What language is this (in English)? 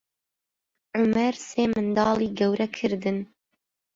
Central Kurdish